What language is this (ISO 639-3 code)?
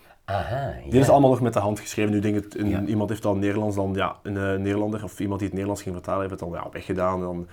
nld